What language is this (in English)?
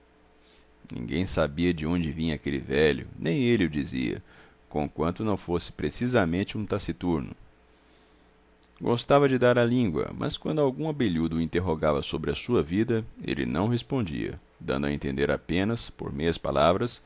Portuguese